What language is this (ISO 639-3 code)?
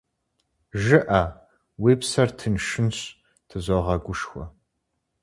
kbd